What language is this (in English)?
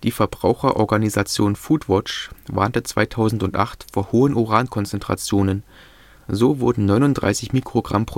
German